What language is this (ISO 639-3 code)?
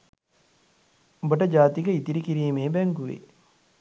sin